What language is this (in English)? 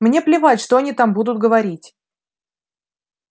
Russian